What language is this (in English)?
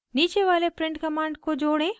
Hindi